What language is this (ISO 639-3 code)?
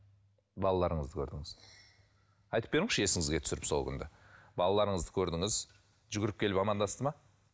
kaz